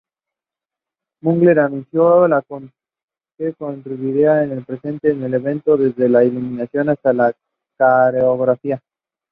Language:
Spanish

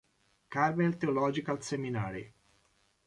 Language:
Italian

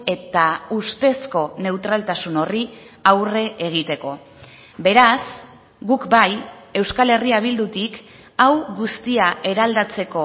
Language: Basque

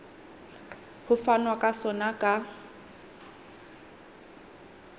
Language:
Southern Sotho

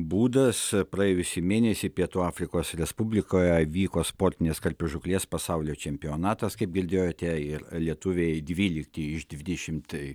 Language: Lithuanian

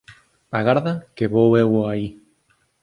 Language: Galician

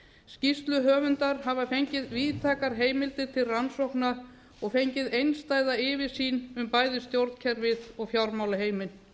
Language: Icelandic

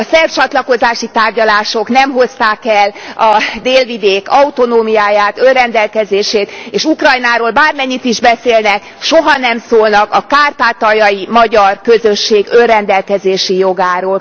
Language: Hungarian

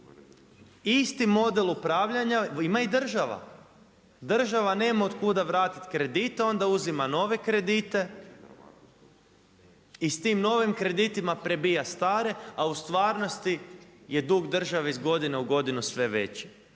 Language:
Croatian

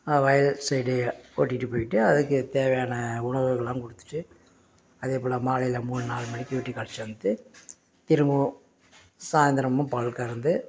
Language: Tamil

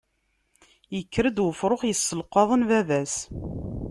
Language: Kabyle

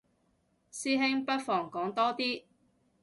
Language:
Cantonese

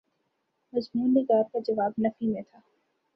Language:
Urdu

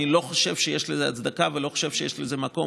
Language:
Hebrew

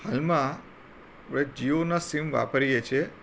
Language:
Gujarati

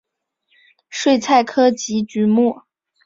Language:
Chinese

